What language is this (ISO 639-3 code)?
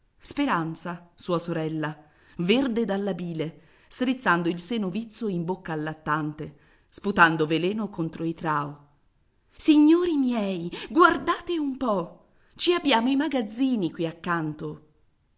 ita